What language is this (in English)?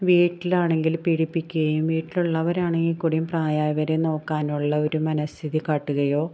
Malayalam